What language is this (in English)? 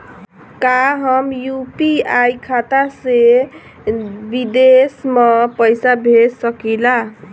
Bhojpuri